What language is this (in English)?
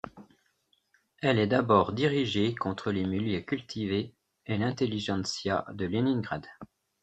French